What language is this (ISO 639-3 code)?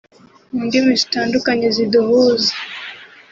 kin